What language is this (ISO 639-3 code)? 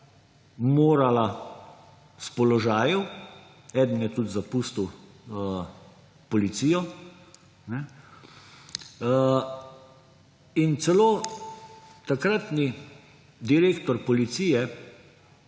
slv